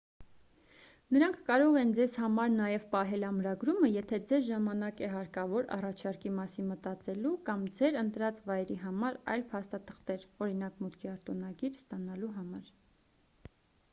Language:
Armenian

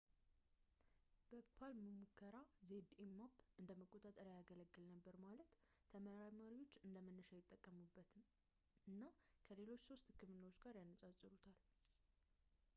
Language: Amharic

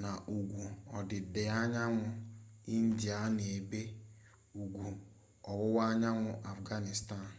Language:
Igbo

